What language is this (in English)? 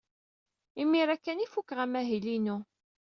Kabyle